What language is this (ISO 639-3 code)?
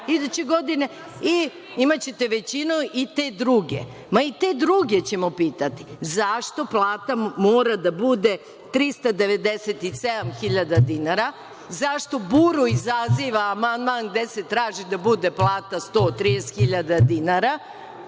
srp